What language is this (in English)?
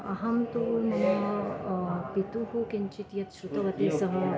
Sanskrit